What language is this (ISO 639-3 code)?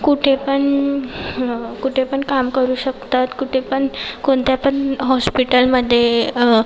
mar